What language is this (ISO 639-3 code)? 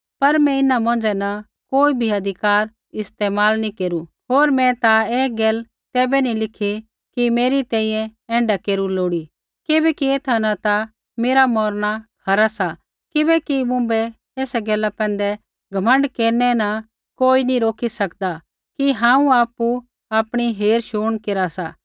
kfx